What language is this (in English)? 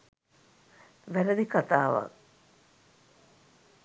Sinhala